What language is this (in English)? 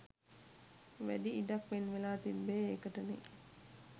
Sinhala